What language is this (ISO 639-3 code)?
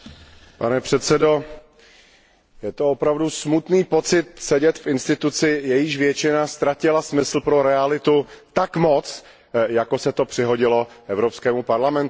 ces